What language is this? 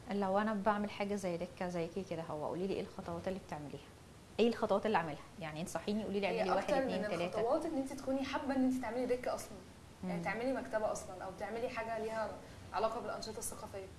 Arabic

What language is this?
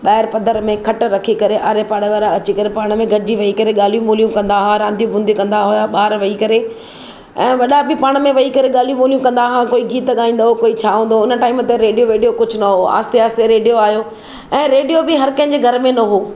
Sindhi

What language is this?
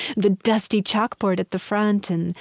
English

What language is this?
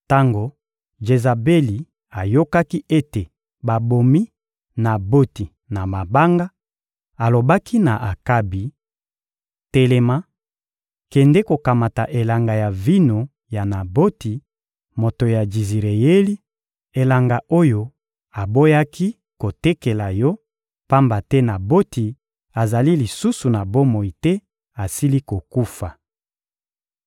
Lingala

